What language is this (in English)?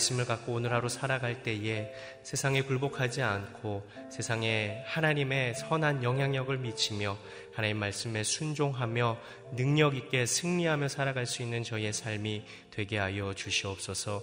Korean